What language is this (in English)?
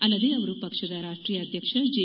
Kannada